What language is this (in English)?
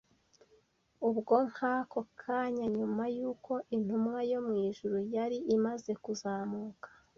Kinyarwanda